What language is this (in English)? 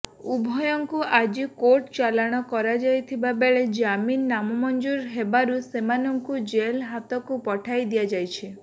Odia